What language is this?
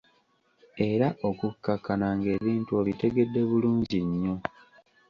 Ganda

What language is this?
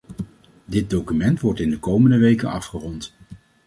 Dutch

